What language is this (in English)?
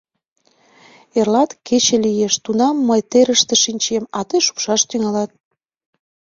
Mari